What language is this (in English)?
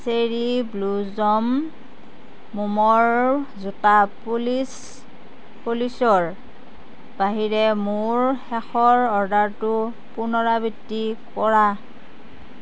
Assamese